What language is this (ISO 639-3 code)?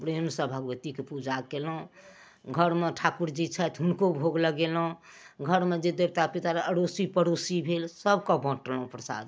mai